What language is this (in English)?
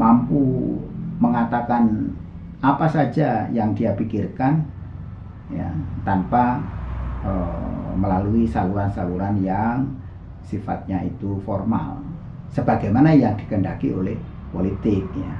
Indonesian